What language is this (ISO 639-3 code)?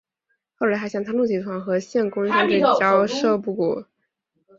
zho